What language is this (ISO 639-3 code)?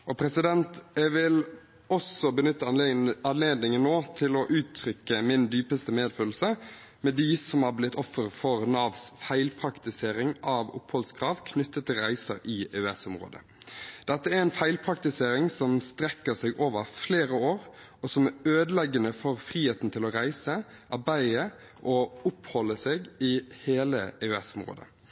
nob